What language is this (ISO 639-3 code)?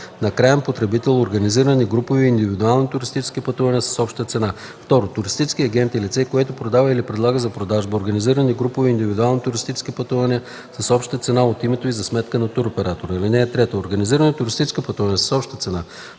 bul